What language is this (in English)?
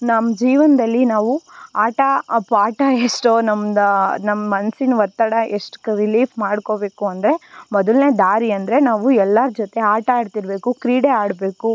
Kannada